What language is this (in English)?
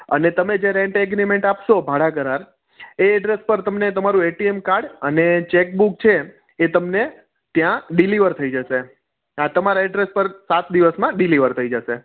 Gujarati